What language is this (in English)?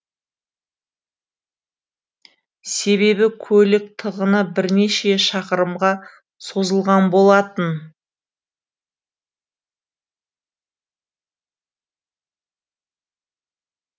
Kazakh